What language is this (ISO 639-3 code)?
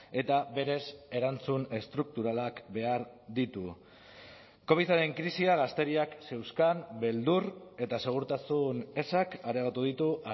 eus